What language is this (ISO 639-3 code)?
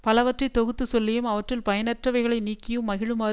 tam